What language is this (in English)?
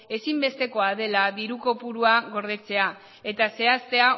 Basque